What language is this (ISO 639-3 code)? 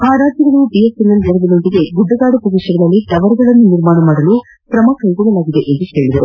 kan